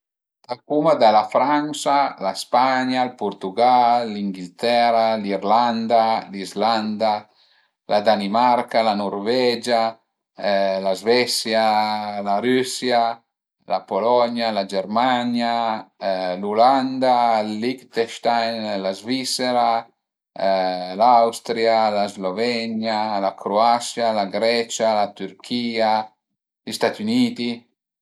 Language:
Piedmontese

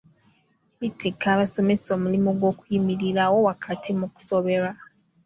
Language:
Ganda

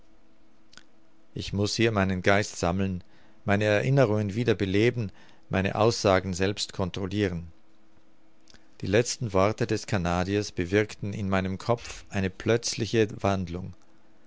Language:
German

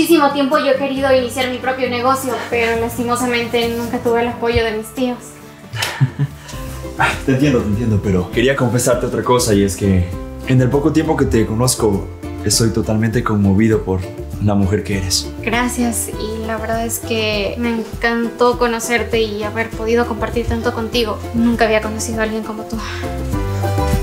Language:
Spanish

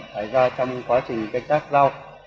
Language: Vietnamese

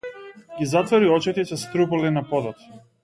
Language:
Macedonian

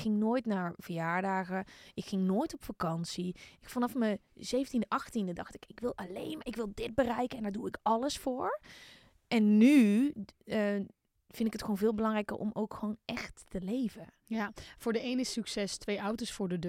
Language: Dutch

